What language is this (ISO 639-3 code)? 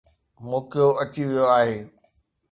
snd